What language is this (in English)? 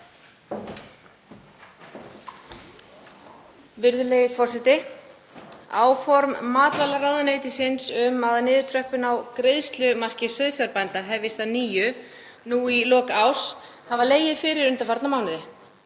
Icelandic